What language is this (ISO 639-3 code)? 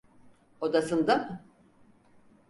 tur